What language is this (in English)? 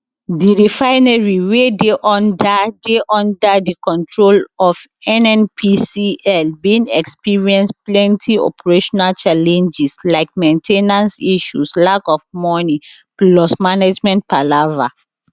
Nigerian Pidgin